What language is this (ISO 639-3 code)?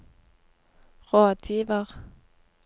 nor